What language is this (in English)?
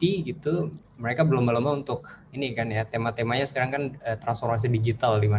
Indonesian